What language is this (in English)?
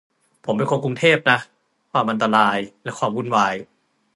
Thai